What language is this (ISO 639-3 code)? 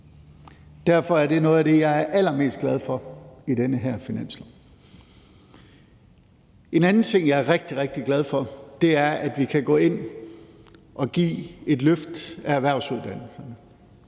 dan